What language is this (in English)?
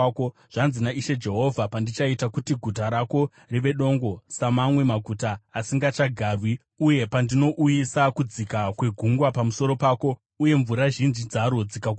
Shona